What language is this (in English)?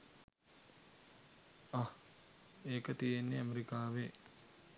Sinhala